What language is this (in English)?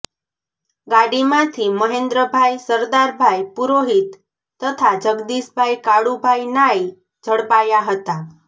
Gujarati